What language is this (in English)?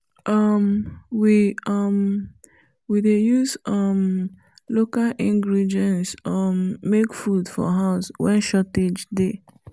Nigerian Pidgin